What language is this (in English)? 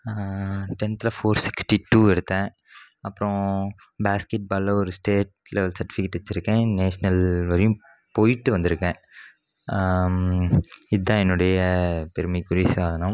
Tamil